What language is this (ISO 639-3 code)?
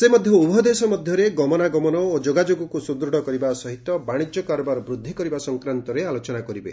ori